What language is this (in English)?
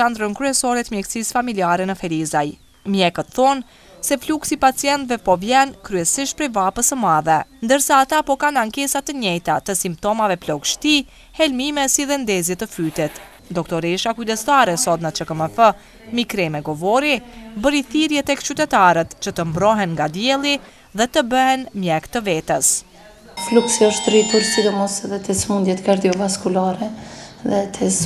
Romanian